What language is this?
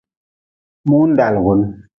Nawdm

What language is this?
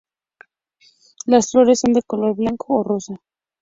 Spanish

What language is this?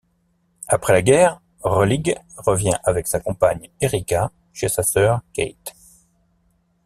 French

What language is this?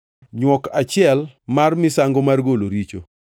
Luo (Kenya and Tanzania)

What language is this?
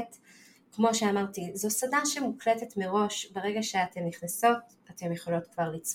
Hebrew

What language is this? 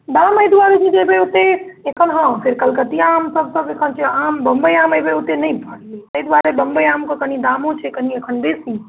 Maithili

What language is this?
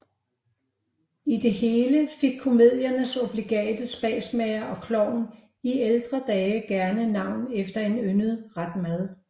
Danish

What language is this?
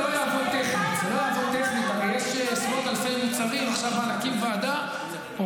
Hebrew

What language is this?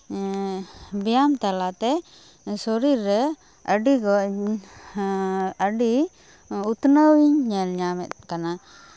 Santali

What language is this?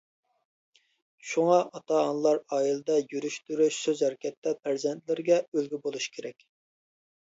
Uyghur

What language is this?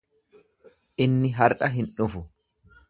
Oromo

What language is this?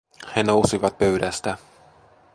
Finnish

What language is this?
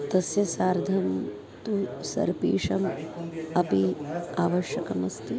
Sanskrit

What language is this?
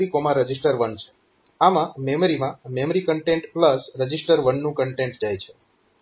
Gujarati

